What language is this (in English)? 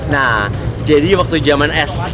Indonesian